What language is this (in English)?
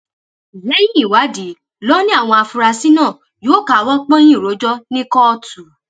Yoruba